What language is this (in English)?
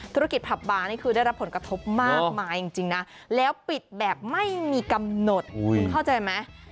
Thai